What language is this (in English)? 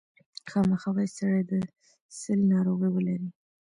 Pashto